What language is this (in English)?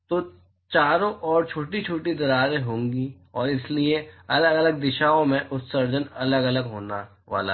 Hindi